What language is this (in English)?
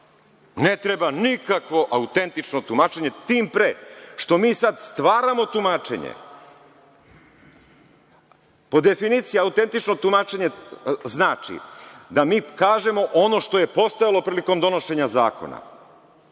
Serbian